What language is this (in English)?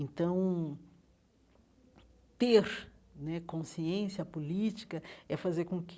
Portuguese